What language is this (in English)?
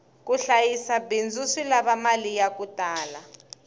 Tsonga